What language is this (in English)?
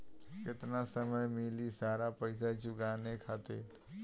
Bhojpuri